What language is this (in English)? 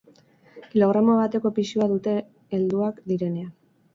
Basque